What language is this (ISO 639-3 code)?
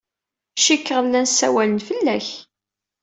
kab